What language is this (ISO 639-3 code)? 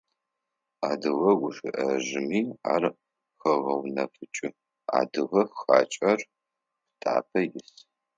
ady